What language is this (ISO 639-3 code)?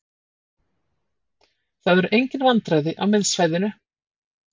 isl